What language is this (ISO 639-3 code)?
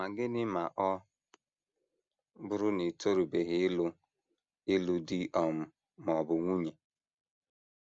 ibo